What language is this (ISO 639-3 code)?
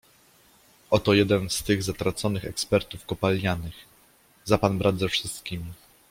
pol